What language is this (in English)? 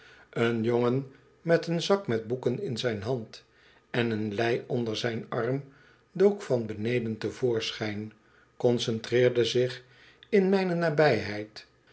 Dutch